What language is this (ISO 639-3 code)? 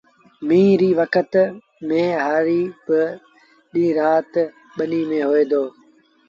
sbn